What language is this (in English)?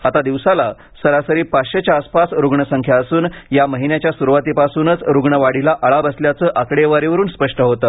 Marathi